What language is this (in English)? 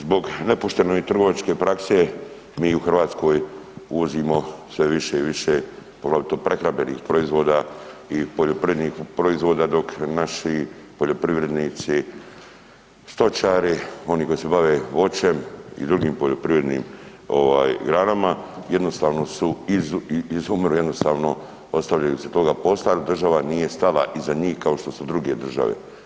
Croatian